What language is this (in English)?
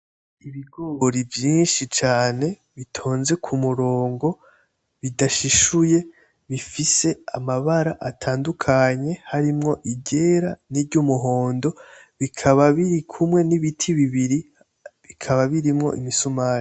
Rundi